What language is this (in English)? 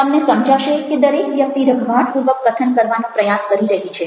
Gujarati